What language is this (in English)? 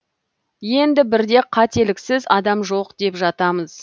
Kazakh